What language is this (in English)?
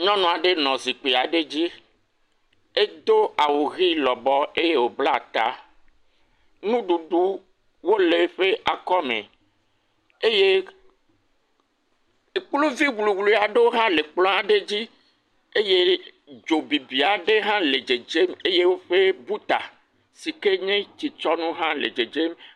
Ewe